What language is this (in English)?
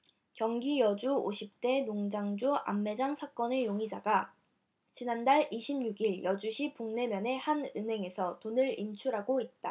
Korean